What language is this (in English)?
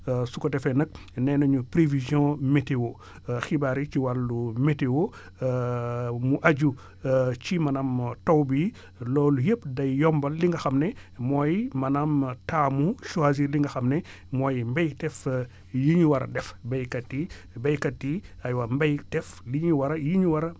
Wolof